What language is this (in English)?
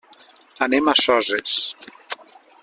Catalan